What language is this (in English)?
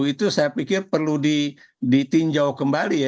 Indonesian